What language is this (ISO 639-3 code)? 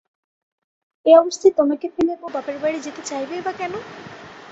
ben